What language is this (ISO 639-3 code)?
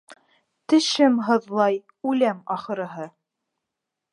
bak